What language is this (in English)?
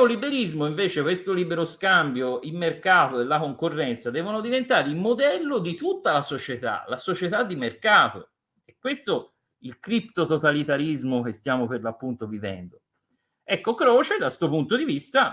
Italian